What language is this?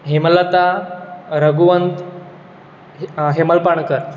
Konkani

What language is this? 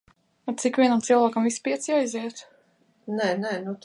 Latvian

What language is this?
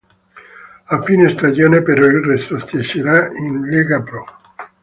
Italian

